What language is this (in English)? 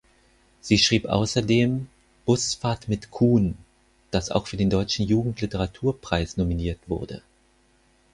German